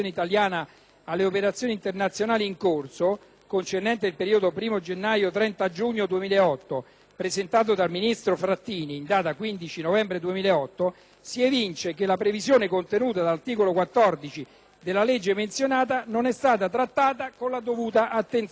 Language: Italian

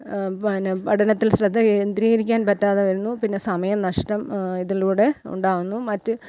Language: Malayalam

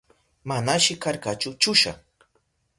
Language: Southern Pastaza Quechua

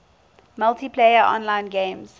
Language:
English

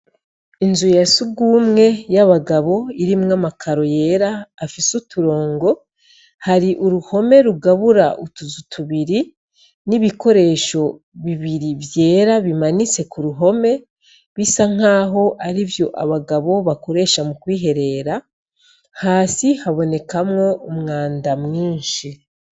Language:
Rundi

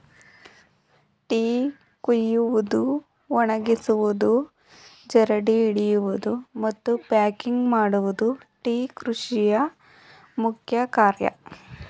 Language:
Kannada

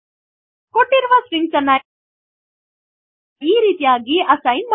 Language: Kannada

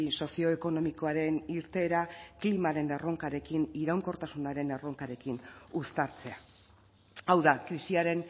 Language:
Basque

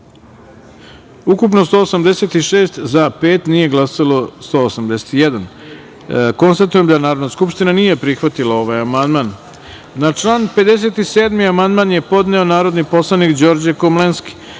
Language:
Serbian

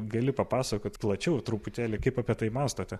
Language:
Lithuanian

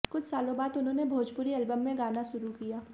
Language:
Hindi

